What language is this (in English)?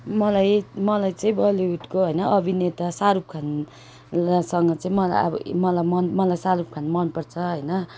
Nepali